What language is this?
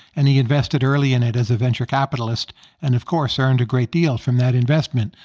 English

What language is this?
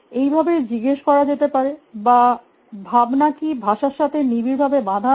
Bangla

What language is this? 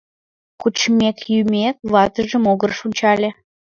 Mari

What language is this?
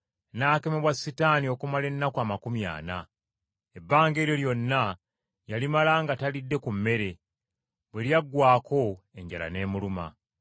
Ganda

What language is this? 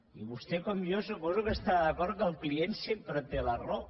Catalan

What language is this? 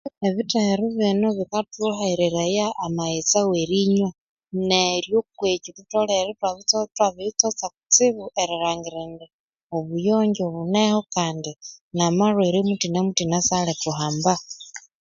Konzo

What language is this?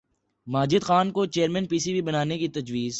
Urdu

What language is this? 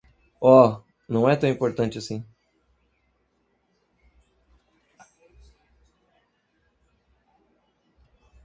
Portuguese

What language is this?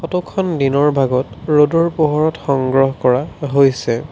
Assamese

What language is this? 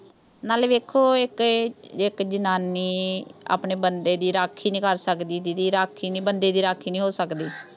Punjabi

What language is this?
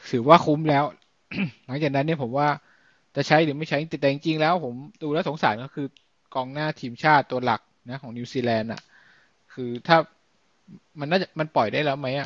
Thai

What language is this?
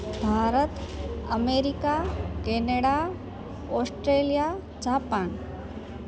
Sindhi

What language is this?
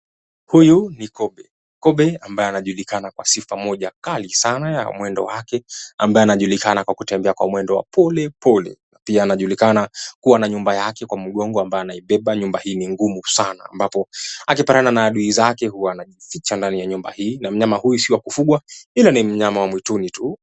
Swahili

